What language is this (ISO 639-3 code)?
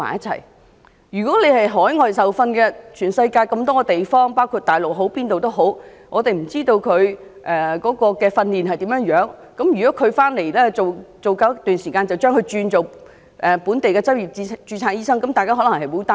yue